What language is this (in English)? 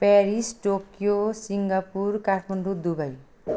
Nepali